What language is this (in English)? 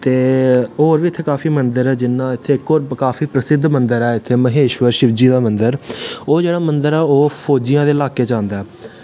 Dogri